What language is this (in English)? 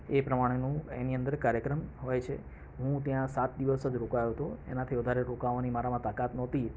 Gujarati